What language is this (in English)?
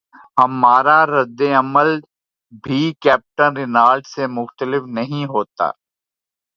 Urdu